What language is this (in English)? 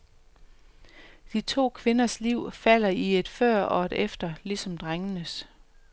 Danish